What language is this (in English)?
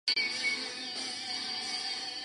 Chinese